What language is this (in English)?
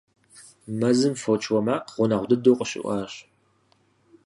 Kabardian